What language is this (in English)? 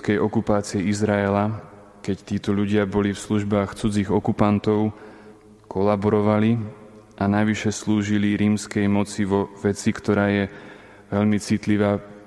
Slovak